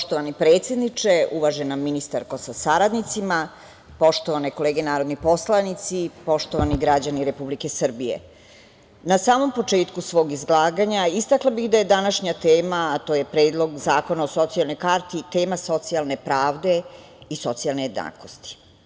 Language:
Serbian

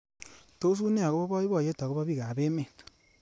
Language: Kalenjin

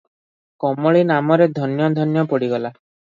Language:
Odia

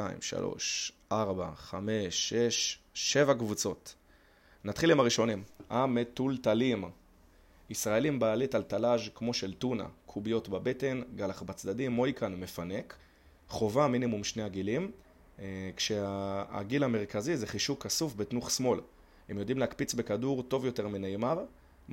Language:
Hebrew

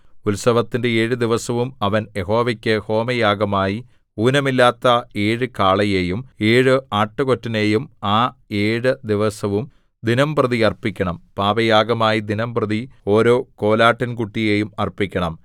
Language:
Malayalam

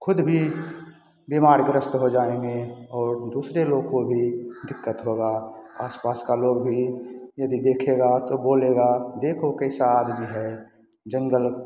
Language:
Hindi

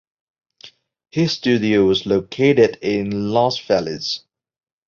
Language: English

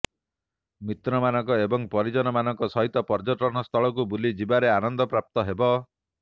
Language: Odia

